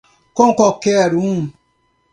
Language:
Portuguese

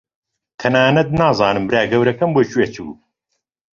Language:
Central Kurdish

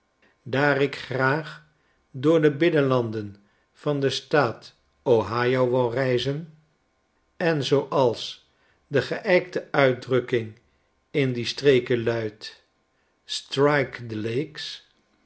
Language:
Dutch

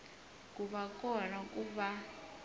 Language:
Tsonga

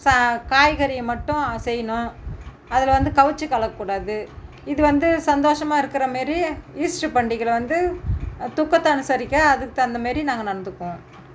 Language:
Tamil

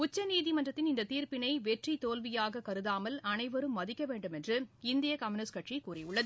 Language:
Tamil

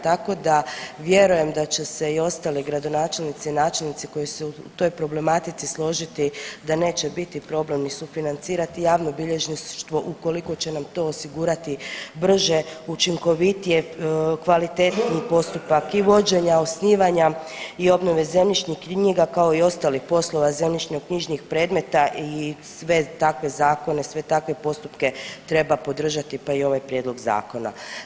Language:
Croatian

